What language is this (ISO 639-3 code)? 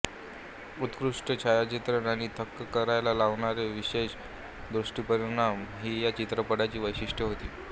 mar